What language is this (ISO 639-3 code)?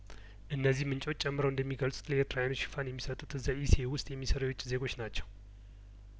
amh